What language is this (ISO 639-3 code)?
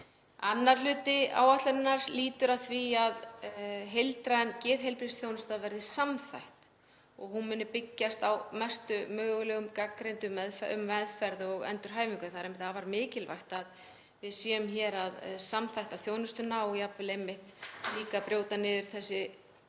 isl